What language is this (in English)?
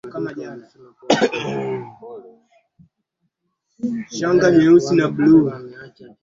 Swahili